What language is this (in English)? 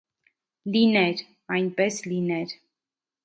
Armenian